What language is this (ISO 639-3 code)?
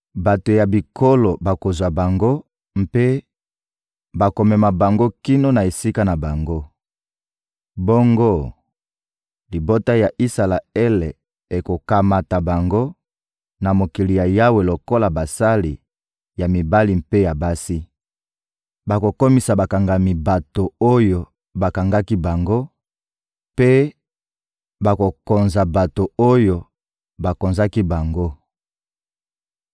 lin